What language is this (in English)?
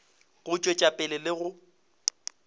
Northern Sotho